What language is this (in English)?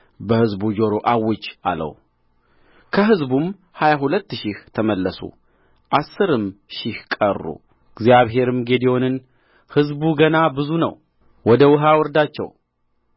Amharic